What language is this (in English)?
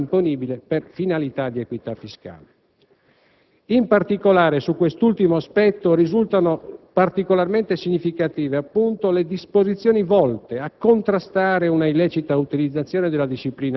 Italian